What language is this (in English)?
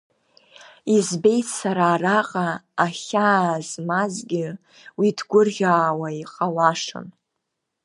Abkhazian